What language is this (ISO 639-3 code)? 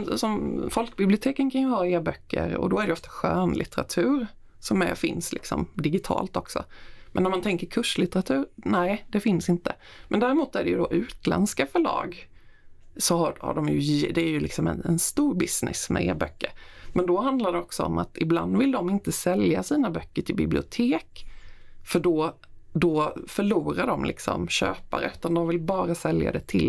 swe